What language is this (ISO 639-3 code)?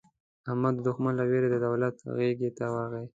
pus